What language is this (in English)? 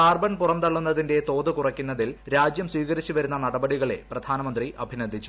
Malayalam